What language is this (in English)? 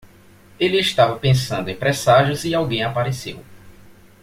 Portuguese